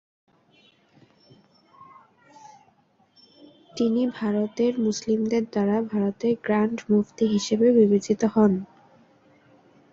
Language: Bangla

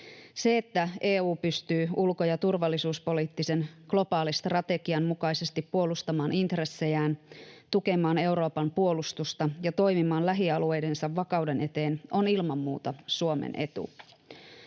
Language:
Finnish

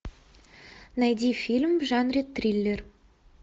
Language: Russian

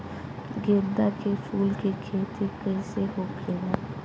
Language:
Bhojpuri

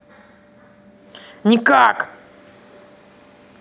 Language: Russian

